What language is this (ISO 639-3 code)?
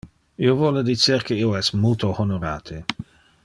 ina